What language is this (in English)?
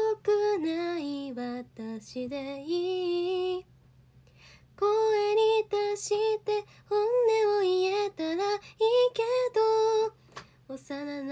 Japanese